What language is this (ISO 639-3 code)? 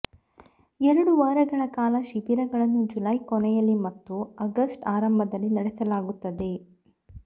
kan